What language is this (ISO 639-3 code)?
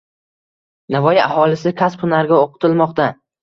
uzb